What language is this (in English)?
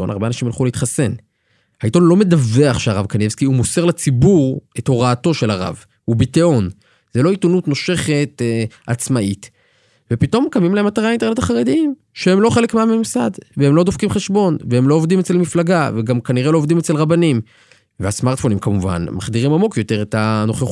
Hebrew